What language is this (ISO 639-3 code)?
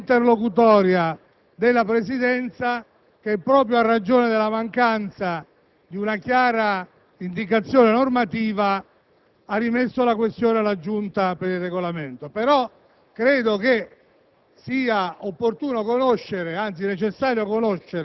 ita